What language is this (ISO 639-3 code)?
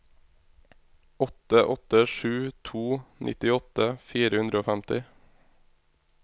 nor